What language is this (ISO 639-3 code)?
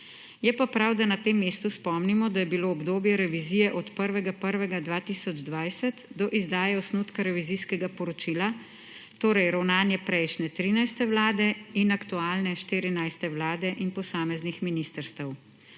slv